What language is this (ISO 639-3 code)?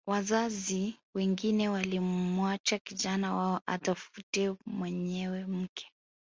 swa